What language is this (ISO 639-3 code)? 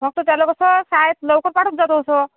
mar